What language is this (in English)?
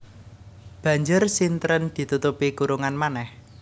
Javanese